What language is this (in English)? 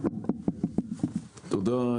Hebrew